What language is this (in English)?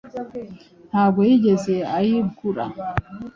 Kinyarwanda